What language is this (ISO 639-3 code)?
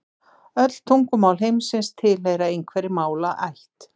isl